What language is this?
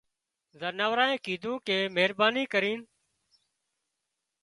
Wadiyara Koli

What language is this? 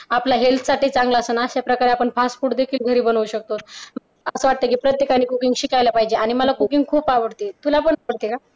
Marathi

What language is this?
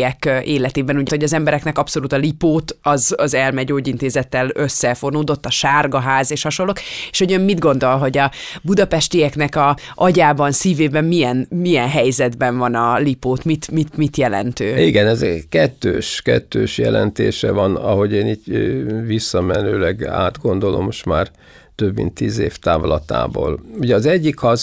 Hungarian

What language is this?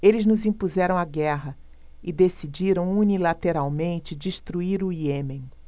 Portuguese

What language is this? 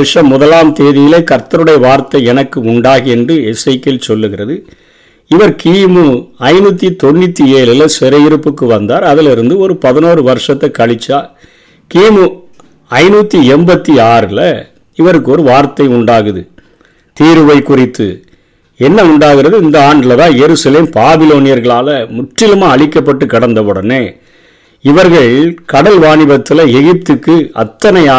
Tamil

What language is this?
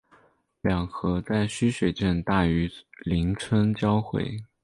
Chinese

